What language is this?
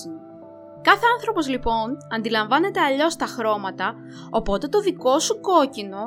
Greek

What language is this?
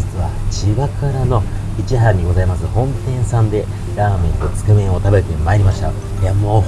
Japanese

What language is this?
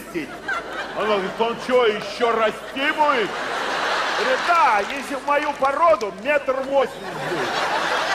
Russian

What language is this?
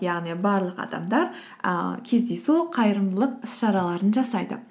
Kazakh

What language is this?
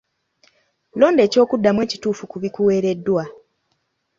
Ganda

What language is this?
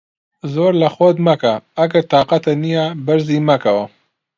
Central Kurdish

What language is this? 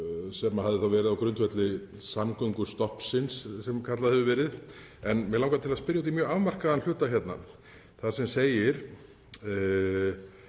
Icelandic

